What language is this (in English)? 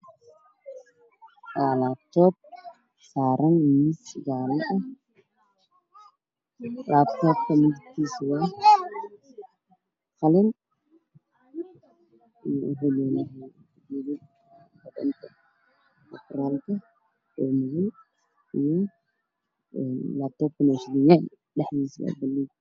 Somali